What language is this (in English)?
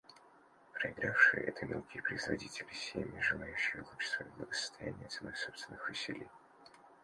Russian